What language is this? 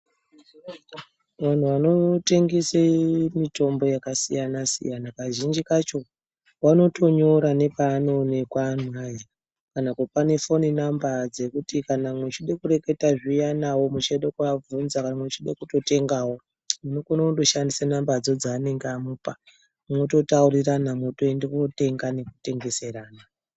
Ndau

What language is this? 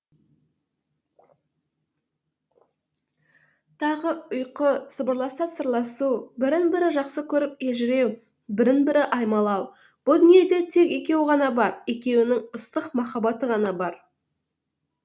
Kazakh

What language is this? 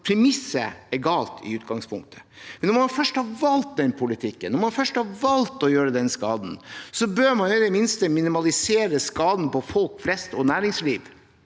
Norwegian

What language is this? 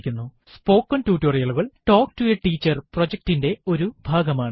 Malayalam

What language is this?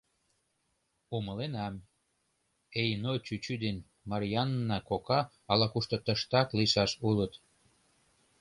Mari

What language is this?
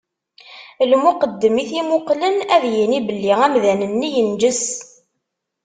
Kabyle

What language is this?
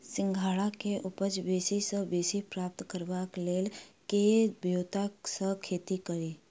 Maithili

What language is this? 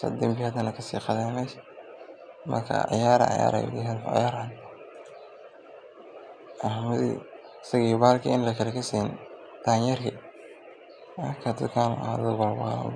Somali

